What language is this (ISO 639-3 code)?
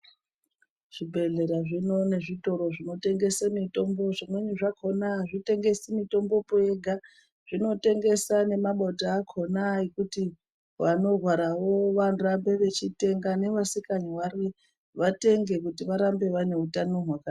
ndc